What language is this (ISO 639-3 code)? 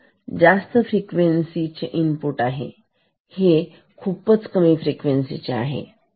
mar